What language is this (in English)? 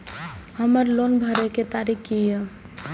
Maithili